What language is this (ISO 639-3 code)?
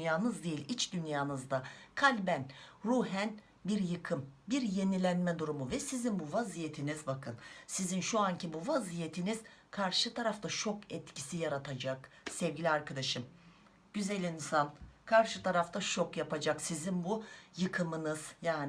tur